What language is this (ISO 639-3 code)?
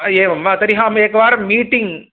san